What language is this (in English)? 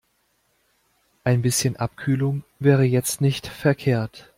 German